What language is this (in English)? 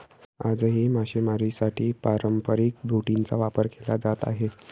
Marathi